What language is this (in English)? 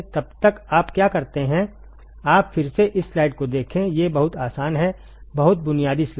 Hindi